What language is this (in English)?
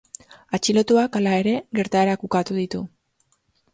Basque